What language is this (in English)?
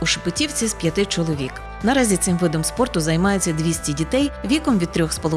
Ukrainian